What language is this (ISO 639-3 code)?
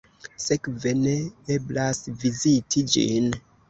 epo